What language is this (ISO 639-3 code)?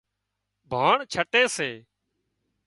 kxp